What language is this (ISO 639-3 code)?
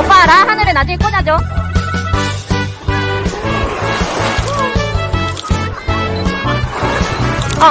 kor